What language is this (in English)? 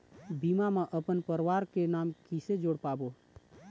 Chhattisgarhi